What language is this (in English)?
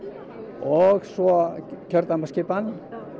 Icelandic